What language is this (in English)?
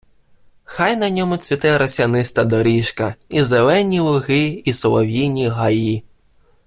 Ukrainian